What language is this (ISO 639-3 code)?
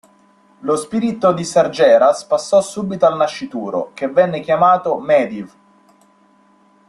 ita